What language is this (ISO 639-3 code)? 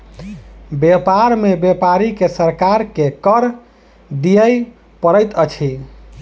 mai